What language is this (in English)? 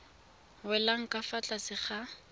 Tswana